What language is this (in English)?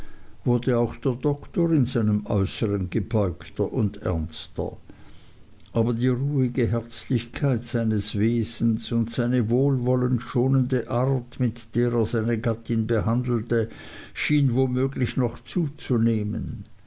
German